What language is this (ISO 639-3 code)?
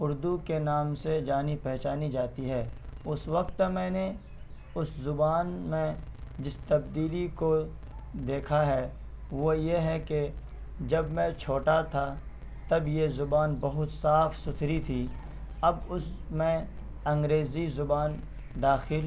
urd